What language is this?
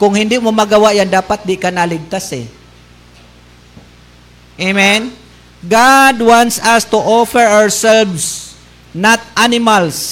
Filipino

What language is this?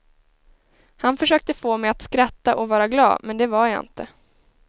Swedish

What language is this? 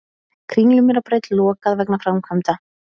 Icelandic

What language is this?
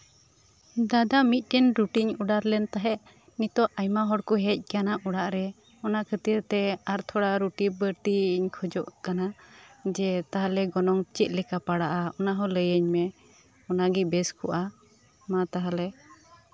Santali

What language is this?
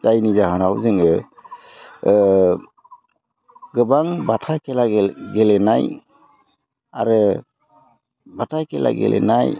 Bodo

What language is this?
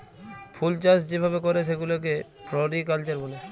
Bangla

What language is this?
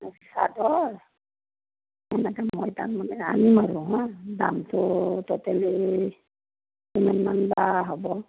Assamese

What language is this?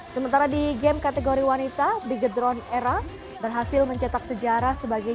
Indonesian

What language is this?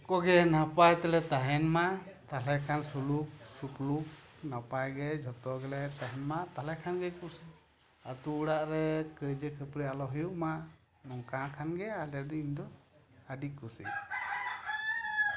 Santali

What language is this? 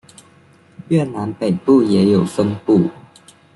Chinese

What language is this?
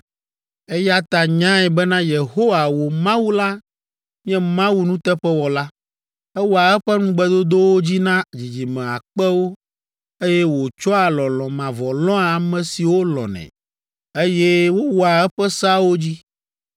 Ewe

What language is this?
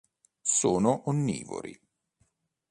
Italian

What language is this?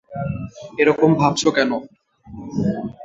Bangla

